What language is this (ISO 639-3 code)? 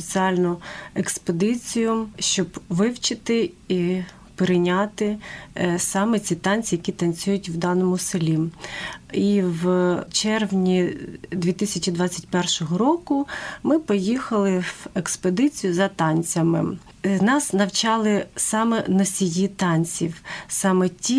ukr